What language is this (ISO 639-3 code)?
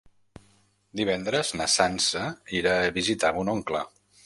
cat